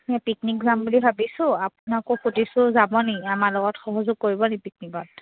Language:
Assamese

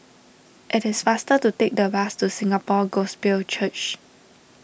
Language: English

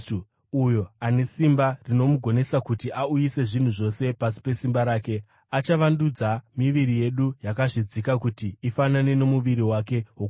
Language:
Shona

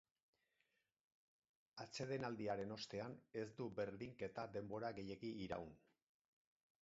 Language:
Basque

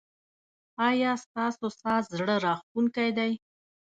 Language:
Pashto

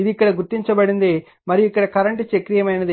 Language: Telugu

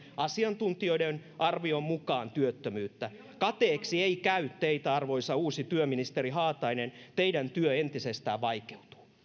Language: Finnish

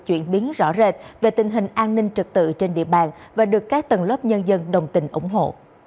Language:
Vietnamese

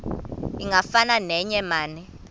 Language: Xhosa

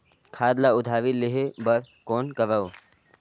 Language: Chhattisgarhi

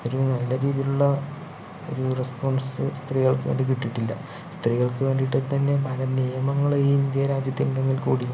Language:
Malayalam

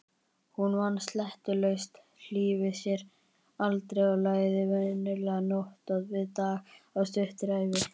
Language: Icelandic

